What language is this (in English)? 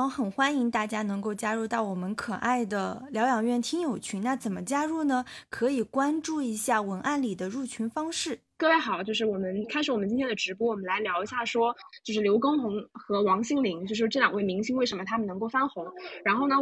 Chinese